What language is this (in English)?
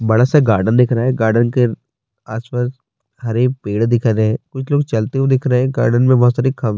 Urdu